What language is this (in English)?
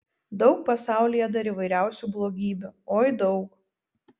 Lithuanian